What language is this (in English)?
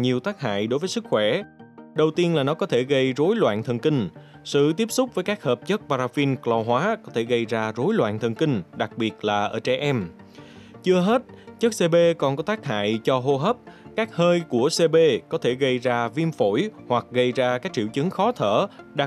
Vietnamese